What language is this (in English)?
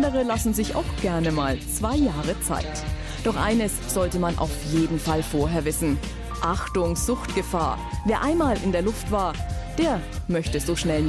German